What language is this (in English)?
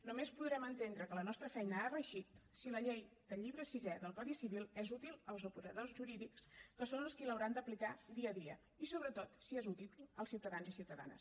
Catalan